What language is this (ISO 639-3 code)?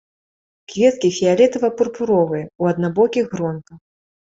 bel